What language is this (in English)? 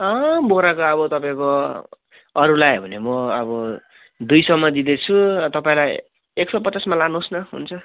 Nepali